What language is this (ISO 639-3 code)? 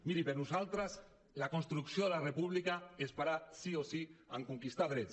cat